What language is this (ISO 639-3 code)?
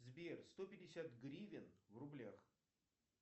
rus